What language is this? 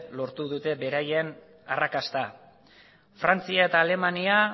Basque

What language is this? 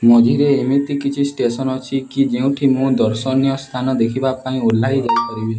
Odia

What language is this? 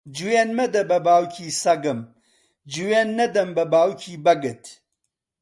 Central Kurdish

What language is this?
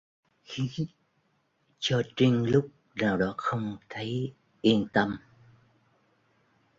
Vietnamese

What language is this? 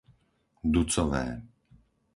Slovak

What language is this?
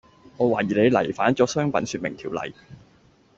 Cantonese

